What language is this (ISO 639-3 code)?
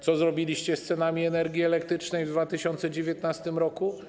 pol